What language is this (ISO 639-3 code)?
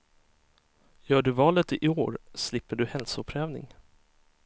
swe